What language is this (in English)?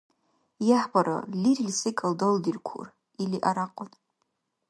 Dargwa